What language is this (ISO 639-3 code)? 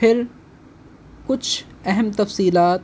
urd